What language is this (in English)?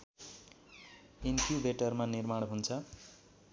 Nepali